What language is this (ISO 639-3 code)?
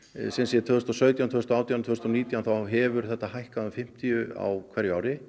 isl